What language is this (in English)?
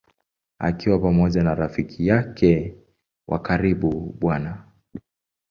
Swahili